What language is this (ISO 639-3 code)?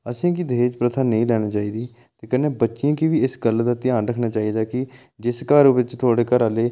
doi